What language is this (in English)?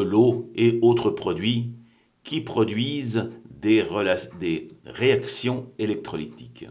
French